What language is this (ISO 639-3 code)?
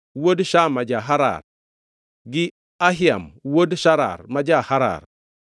luo